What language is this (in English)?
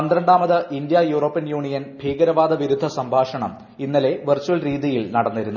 Malayalam